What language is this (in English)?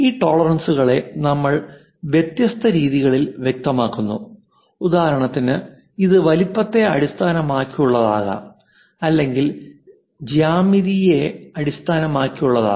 Malayalam